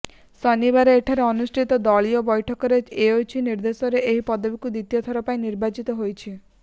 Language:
Odia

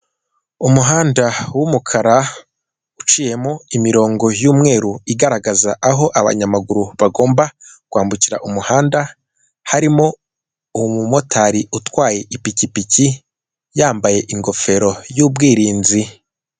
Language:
Kinyarwanda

